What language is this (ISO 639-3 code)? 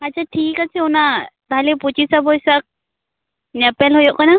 sat